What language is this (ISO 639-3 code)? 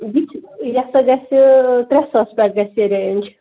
kas